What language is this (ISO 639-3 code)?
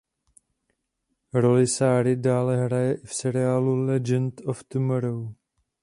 ces